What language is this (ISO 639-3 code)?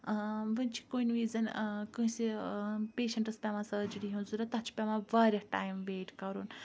kas